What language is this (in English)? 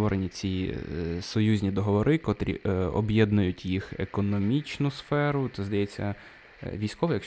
Ukrainian